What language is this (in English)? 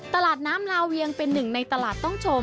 Thai